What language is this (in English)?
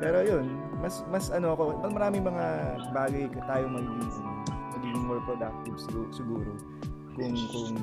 Filipino